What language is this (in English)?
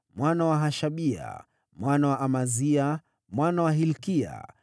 Swahili